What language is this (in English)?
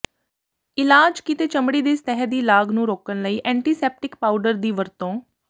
Punjabi